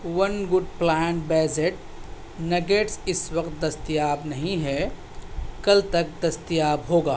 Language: Urdu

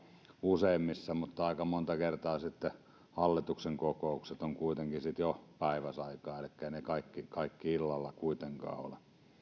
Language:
Finnish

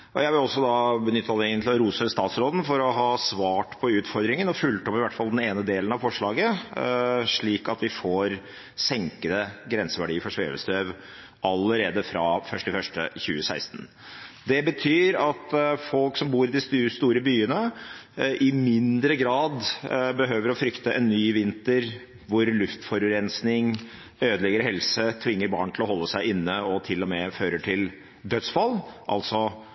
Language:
Norwegian Bokmål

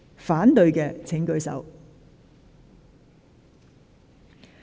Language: Cantonese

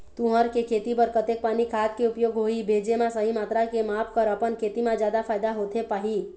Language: Chhattisgarhi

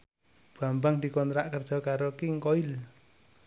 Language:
Javanese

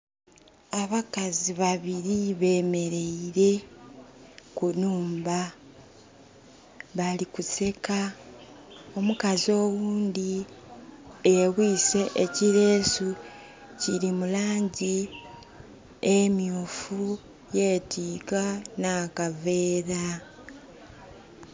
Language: Soga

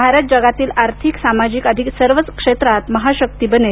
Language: Marathi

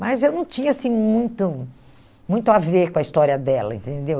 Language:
Portuguese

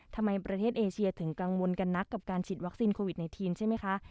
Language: Thai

